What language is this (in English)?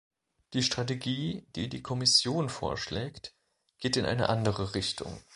German